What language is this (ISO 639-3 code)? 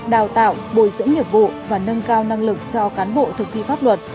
vie